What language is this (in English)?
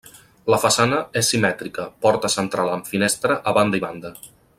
Catalan